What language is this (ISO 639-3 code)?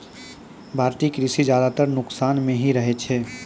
mai